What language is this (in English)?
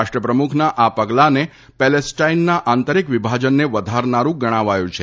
Gujarati